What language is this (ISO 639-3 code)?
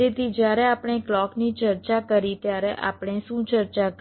guj